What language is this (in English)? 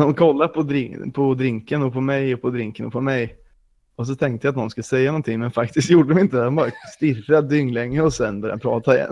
Swedish